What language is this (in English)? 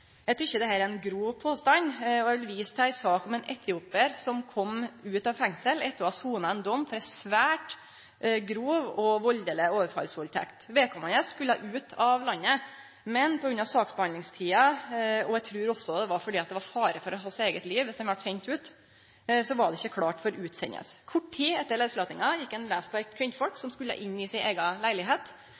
Norwegian Nynorsk